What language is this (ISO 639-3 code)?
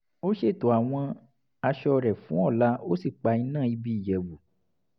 yor